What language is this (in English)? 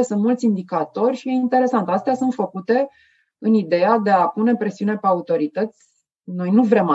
Romanian